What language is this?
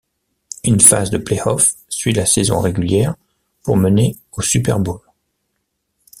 French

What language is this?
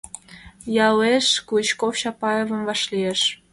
Mari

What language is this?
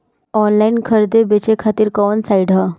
Bhojpuri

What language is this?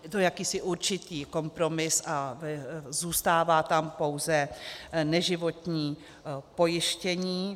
Czech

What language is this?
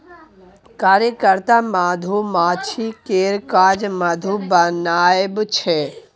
Maithili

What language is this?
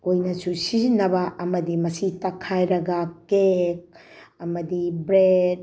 Manipuri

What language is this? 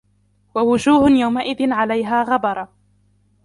Arabic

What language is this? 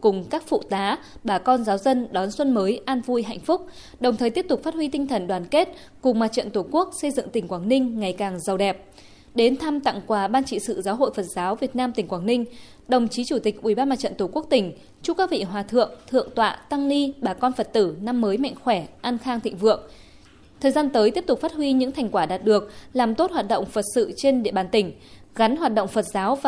Vietnamese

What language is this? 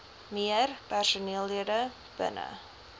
Afrikaans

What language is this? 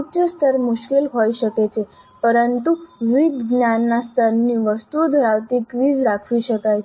Gujarati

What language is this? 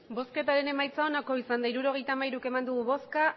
Basque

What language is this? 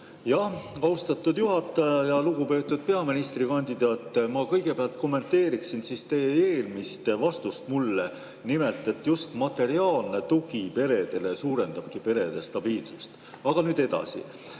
Estonian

